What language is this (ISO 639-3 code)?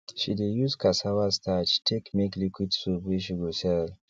pcm